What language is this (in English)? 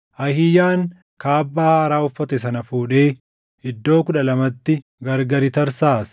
Oromo